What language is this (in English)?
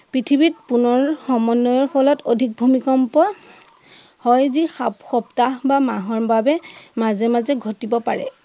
Assamese